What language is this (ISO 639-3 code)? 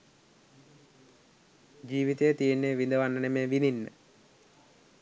sin